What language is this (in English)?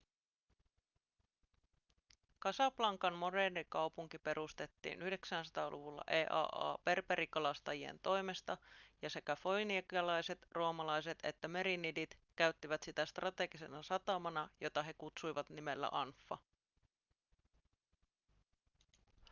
Finnish